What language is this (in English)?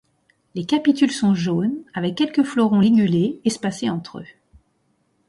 French